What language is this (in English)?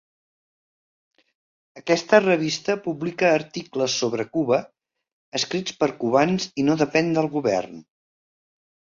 Catalan